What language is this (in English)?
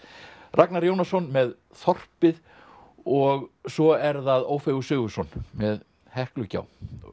Icelandic